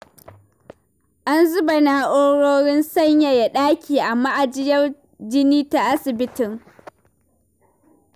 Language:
Hausa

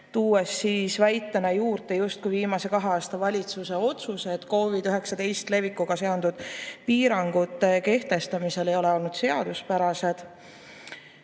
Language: Estonian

